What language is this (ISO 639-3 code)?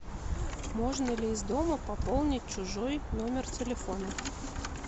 rus